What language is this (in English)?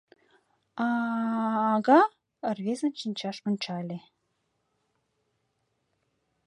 Mari